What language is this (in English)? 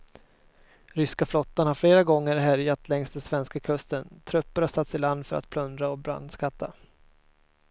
Swedish